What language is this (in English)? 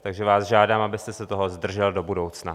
Czech